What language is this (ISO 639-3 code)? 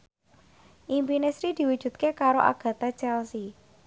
jav